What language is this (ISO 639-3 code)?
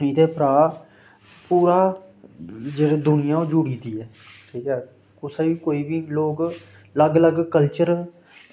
doi